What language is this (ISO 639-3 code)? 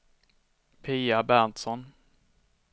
swe